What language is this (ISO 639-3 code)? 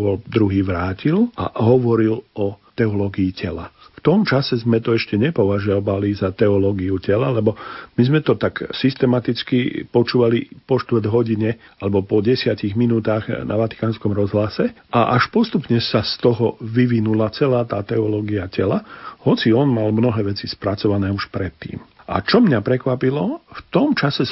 slk